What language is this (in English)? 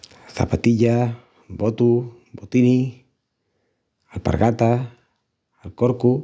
Extremaduran